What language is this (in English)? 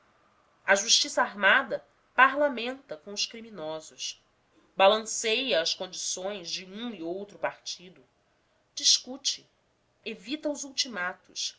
Portuguese